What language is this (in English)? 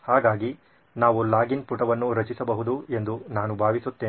Kannada